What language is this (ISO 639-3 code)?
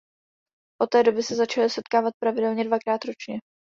ces